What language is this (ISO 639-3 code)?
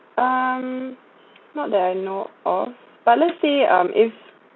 eng